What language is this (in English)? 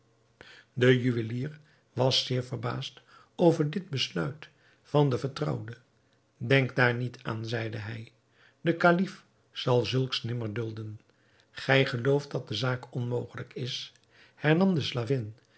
Dutch